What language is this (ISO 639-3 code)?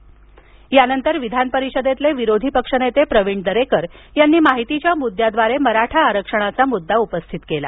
mar